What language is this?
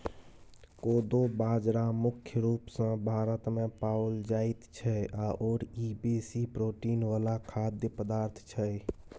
Maithili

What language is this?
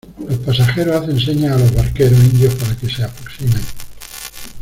Spanish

